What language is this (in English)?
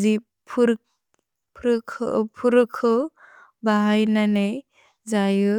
Bodo